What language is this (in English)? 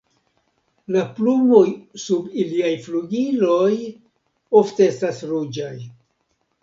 Esperanto